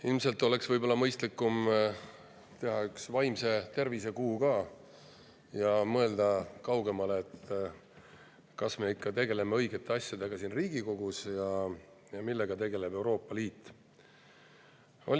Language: Estonian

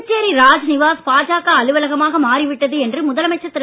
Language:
Tamil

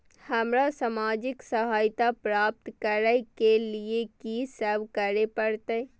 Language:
Maithili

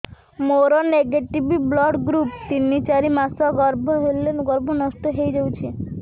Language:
Odia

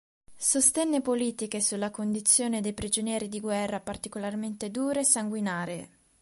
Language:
Italian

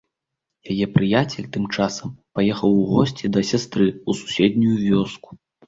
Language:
Belarusian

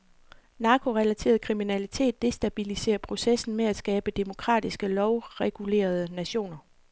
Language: Danish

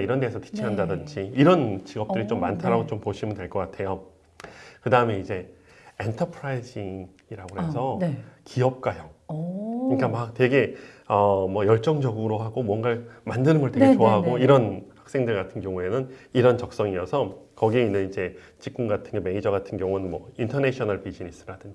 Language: Korean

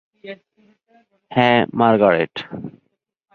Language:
Bangla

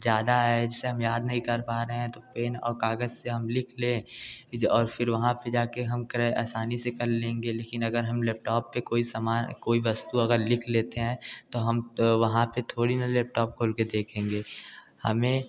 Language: Hindi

